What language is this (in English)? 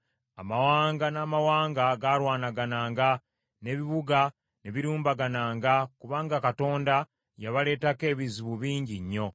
Ganda